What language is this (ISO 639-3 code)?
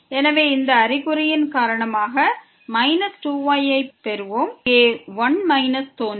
tam